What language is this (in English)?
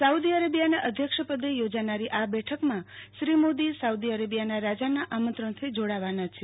Gujarati